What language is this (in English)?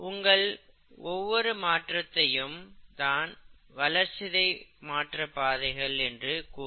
Tamil